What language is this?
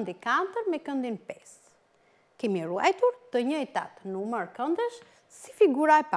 Dutch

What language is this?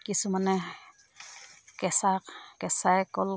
Assamese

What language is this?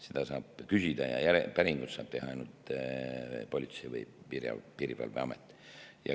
Estonian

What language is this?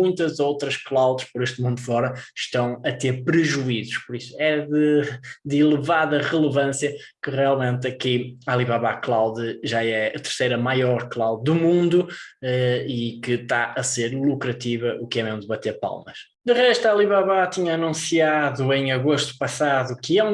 Portuguese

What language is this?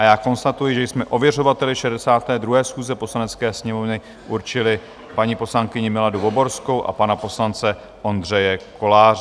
Czech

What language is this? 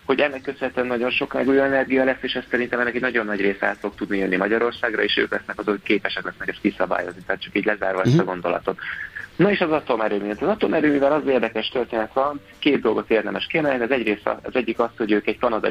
Hungarian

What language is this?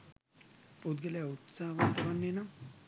Sinhala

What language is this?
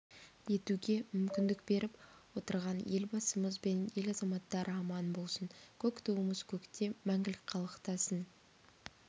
Kazakh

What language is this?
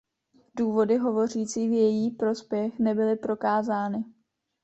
Czech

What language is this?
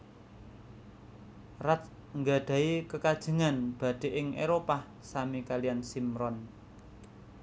Javanese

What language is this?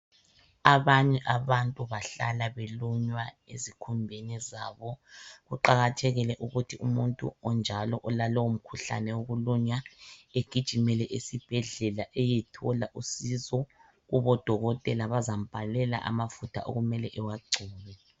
North Ndebele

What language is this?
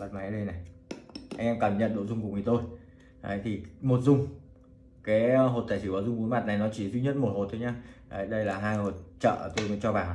Vietnamese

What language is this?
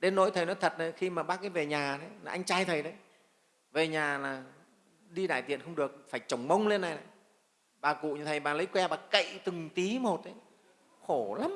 Vietnamese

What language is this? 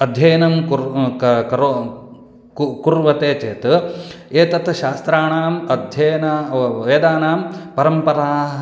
Sanskrit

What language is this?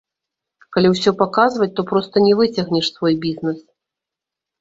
Belarusian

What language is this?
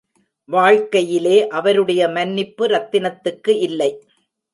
Tamil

